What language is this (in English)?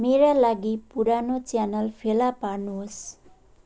Nepali